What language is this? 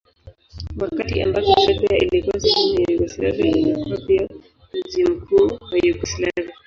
Swahili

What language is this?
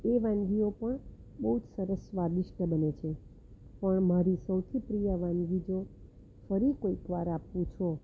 Gujarati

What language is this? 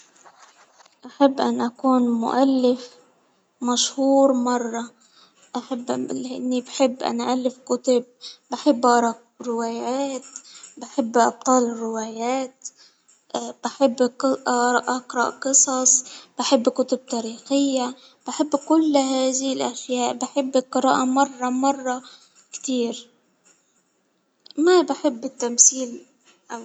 Hijazi Arabic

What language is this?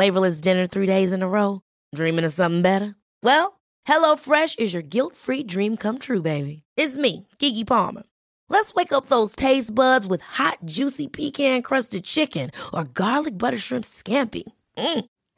Spanish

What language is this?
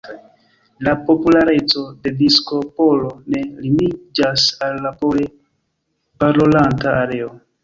Esperanto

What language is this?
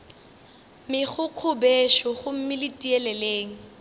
Northern Sotho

